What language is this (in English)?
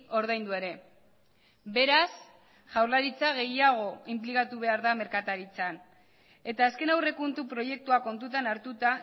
Basque